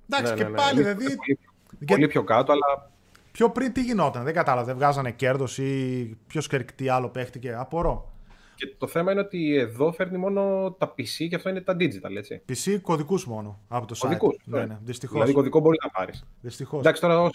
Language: Greek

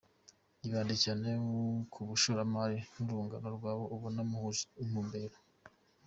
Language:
Kinyarwanda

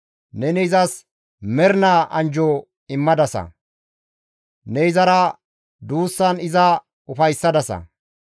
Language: Gamo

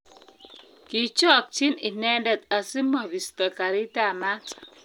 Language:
Kalenjin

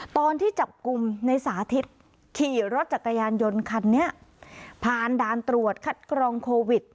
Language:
Thai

